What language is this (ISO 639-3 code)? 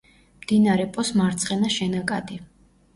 kat